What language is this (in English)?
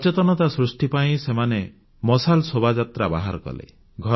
Odia